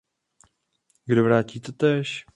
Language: Czech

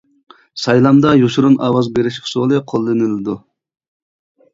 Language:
Uyghur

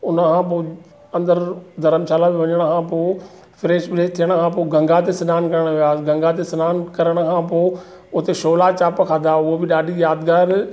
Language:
Sindhi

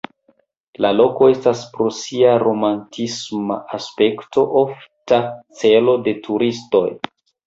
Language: Esperanto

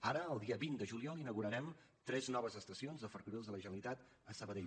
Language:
Catalan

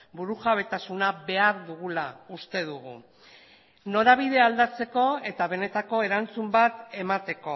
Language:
Basque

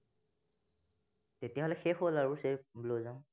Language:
Assamese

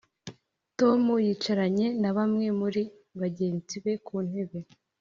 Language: Kinyarwanda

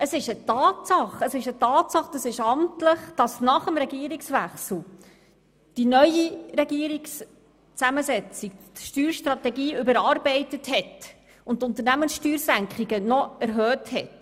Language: Swiss German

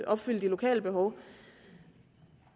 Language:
Danish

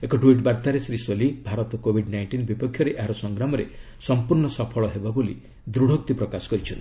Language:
Odia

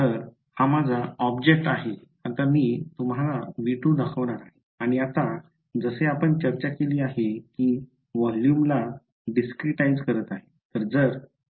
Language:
Marathi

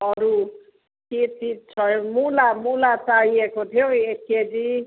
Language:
Nepali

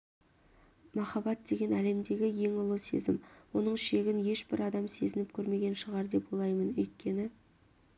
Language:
Kazakh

